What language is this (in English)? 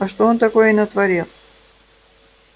Russian